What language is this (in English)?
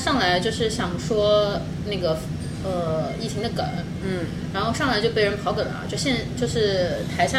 Chinese